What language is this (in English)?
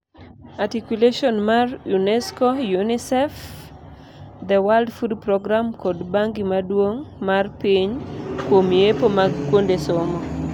Luo (Kenya and Tanzania)